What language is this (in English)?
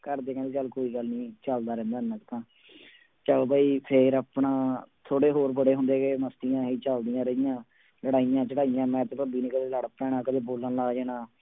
Punjabi